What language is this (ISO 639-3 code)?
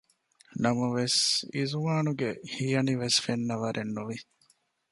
div